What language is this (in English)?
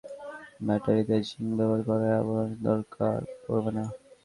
Bangla